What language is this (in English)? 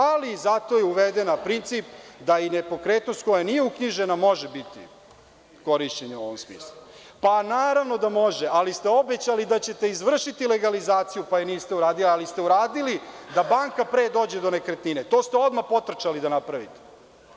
Serbian